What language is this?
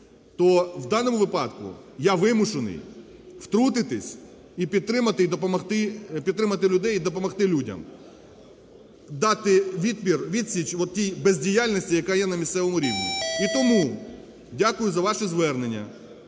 Ukrainian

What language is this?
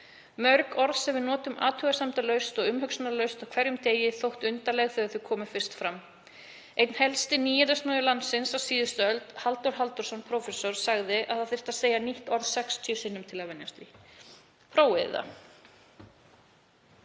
Icelandic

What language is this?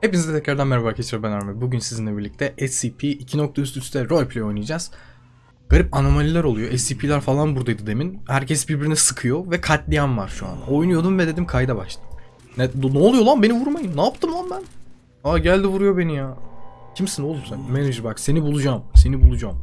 Turkish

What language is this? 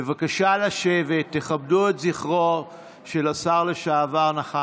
Hebrew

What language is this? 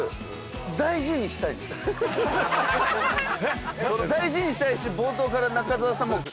Japanese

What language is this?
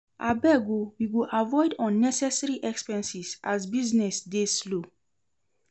Nigerian Pidgin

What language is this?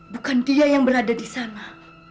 Indonesian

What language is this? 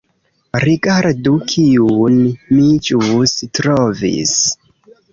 Esperanto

